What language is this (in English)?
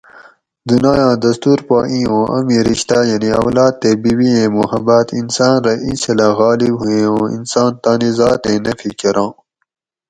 Gawri